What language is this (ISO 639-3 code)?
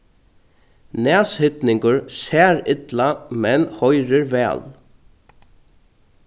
fao